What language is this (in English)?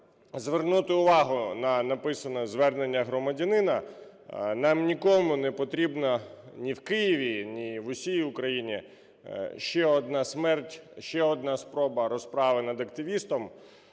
Ukrainian